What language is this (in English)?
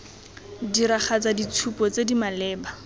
Tswana